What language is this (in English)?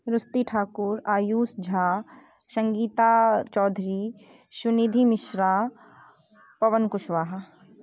Maithili